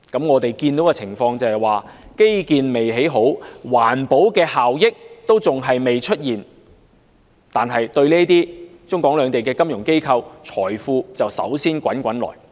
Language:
Cantonese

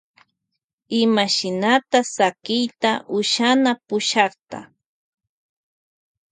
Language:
Loja Highland Quichua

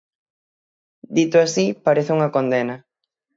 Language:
Galician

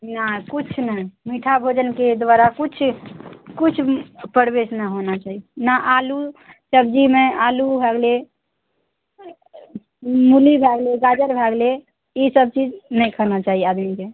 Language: Maithili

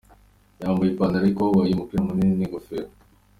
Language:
Kinyarwanda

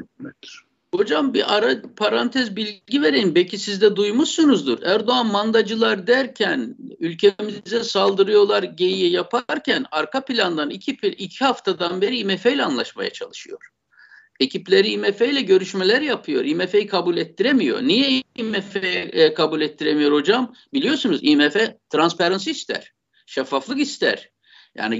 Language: Turkish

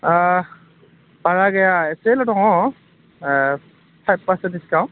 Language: Bodo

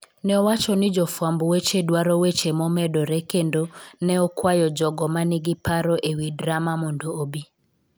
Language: Luo (Kenya and Tanzania)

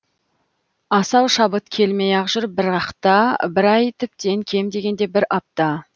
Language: Kazakh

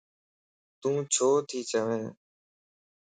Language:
Lasi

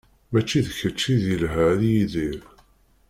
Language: Kabyle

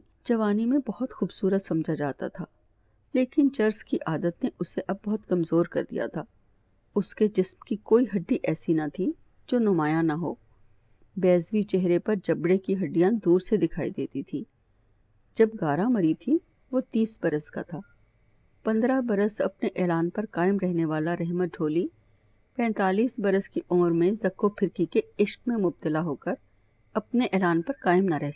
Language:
Urdu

